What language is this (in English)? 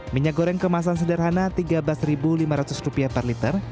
Indonesian